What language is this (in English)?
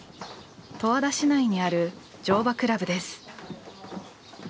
Japanese